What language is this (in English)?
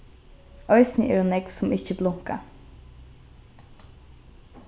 Faroese